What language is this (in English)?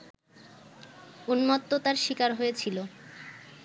Bangla